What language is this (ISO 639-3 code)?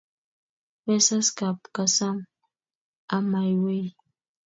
kln